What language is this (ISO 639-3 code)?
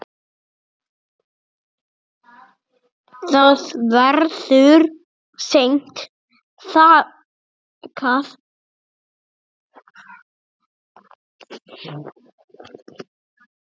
isl